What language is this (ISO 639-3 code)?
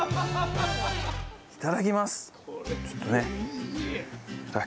jpn